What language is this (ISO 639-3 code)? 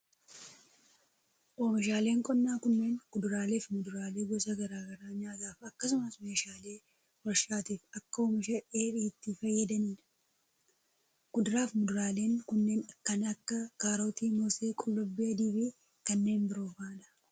orm